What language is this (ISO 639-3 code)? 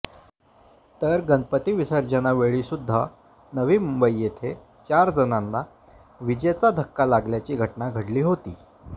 mar